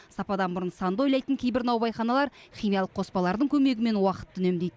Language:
Kazakh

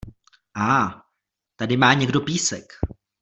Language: Czech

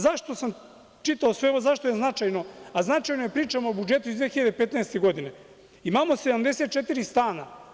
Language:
Serbian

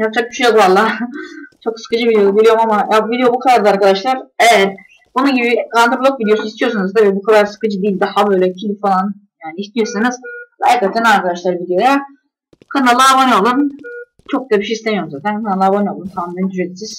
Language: Turkish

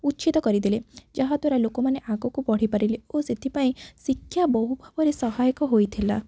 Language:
Odia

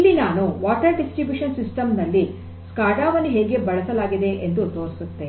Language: Kannada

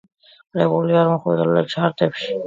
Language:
Georgian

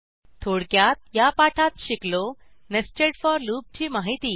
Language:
Marathi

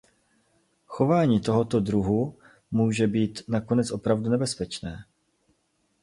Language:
Czech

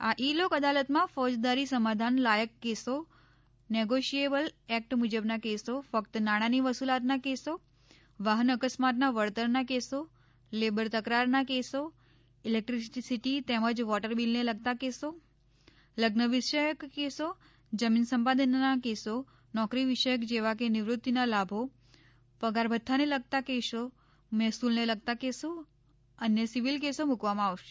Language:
Gujarati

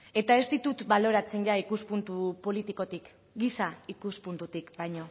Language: Basque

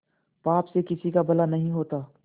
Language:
Hindi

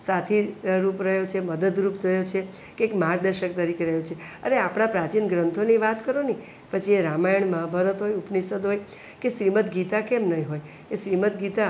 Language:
Gujarati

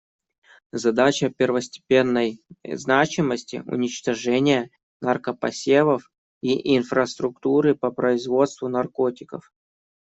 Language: Russian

